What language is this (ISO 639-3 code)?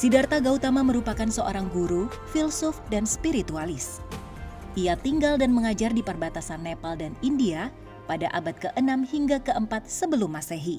ind